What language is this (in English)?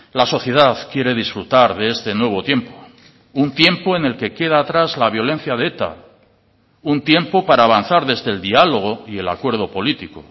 Spanish